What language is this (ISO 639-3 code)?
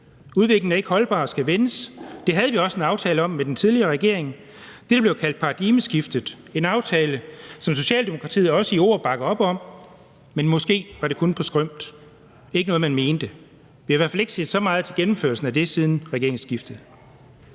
dan